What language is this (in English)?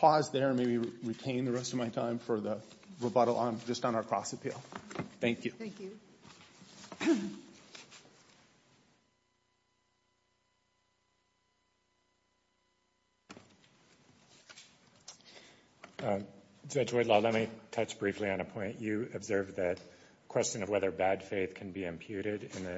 English